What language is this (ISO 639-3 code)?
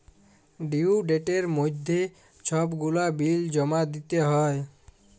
ben